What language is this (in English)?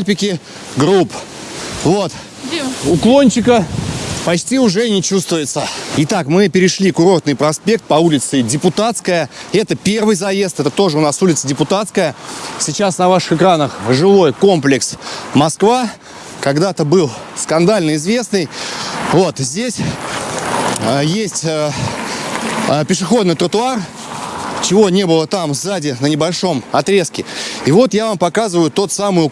Russian